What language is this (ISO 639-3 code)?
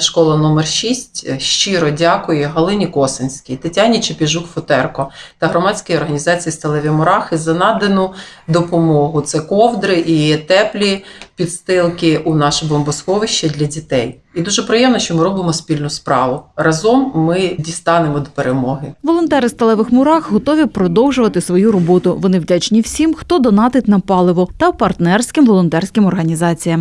ukr